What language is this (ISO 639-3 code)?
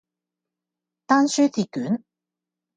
yue